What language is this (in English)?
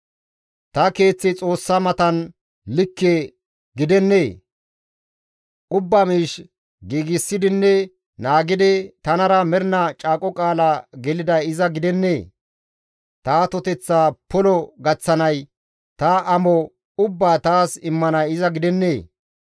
Gamo